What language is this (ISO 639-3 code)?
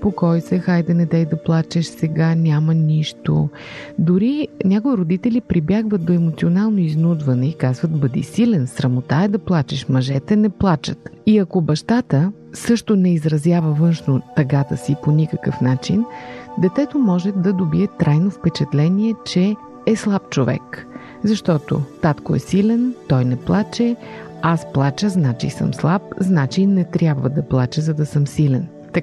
bul